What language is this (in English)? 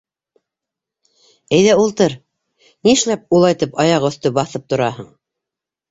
Bashkir